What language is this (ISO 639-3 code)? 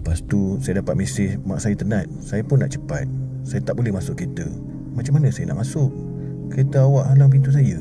msa